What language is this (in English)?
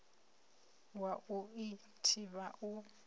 Venda